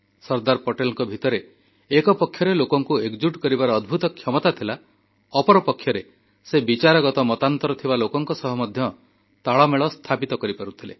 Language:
Odia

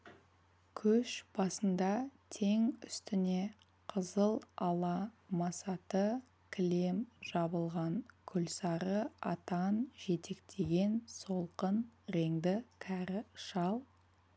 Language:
Kazakh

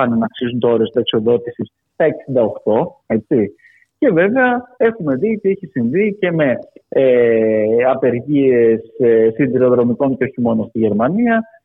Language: Greek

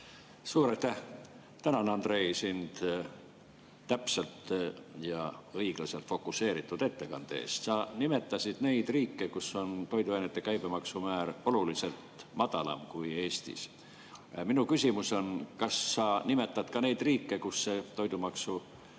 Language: Estonian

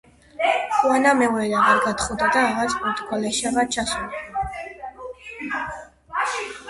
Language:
Georgian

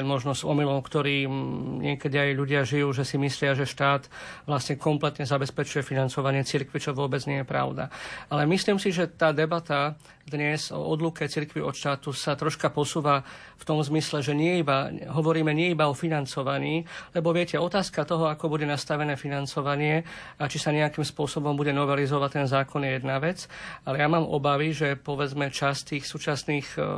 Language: Slovak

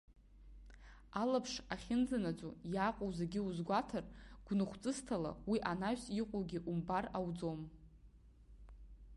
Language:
Abkhazian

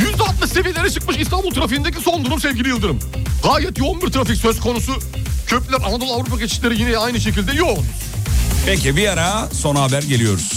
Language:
Turkish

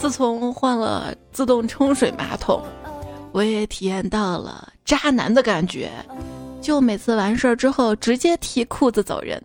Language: Chinese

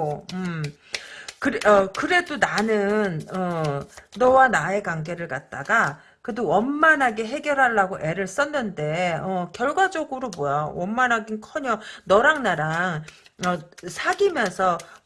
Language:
Korean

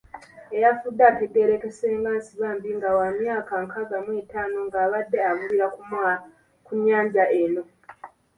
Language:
Ganda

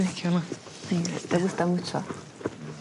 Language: Welsh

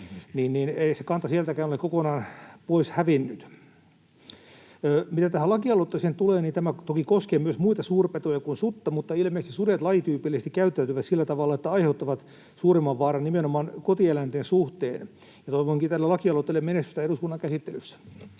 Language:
Finnish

